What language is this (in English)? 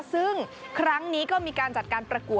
Thai